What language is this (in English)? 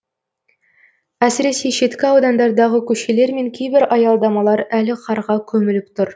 Kazakh